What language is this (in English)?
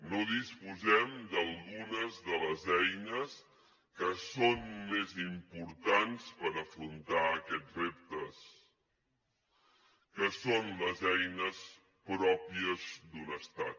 Catalan